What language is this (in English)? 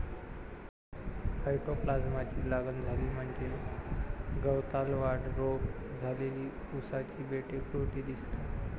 Marathi